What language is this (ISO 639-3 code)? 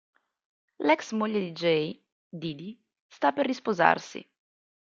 ita